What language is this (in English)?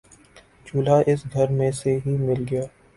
Urdu